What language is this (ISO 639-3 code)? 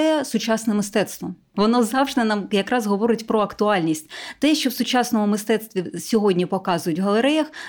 ukr